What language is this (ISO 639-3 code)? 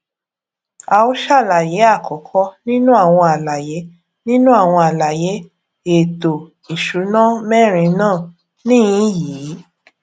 yor